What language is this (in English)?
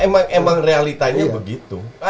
Indonesian